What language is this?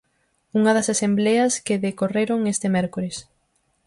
Galician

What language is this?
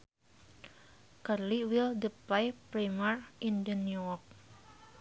Sundanese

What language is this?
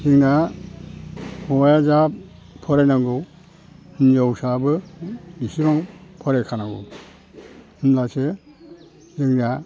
Bodo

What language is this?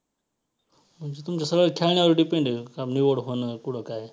Marathi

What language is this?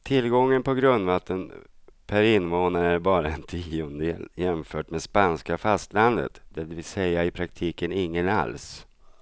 Swedish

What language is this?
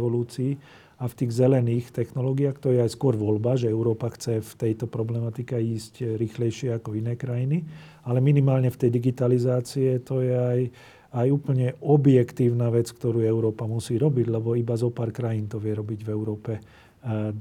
Slovak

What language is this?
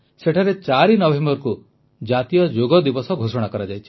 Odia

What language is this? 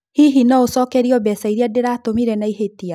Kikuyu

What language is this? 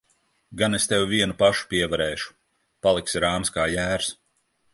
Latvian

